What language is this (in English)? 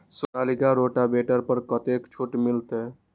Maithili